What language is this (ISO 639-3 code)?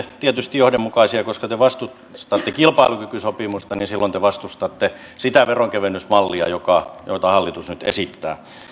fin